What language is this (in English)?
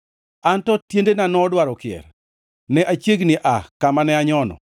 Luo (Kenya and Tanzania)